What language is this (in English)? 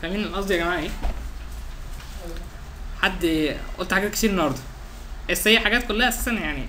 Arabic